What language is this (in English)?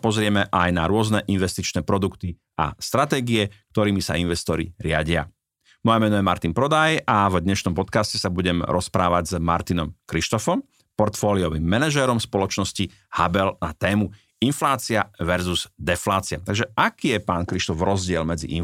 Slovak